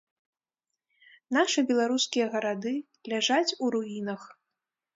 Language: Belarusian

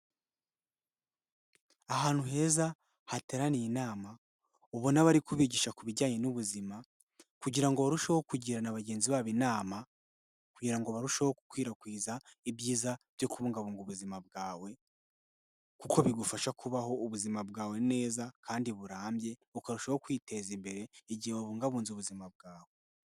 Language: Kinyarwanda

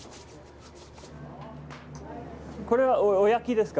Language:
Japanese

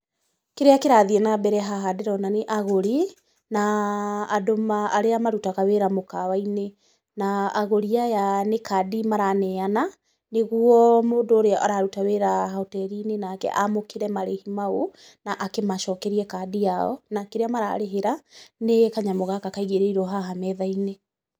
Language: Kikuyu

